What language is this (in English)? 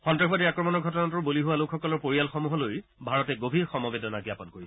Assamese